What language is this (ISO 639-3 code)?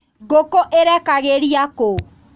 kik